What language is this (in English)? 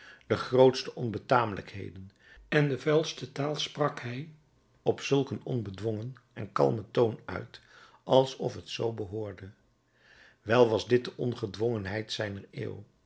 Dutch